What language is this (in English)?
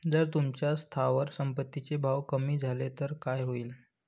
Marathi